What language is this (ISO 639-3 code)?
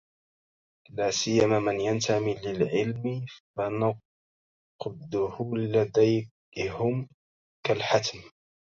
ara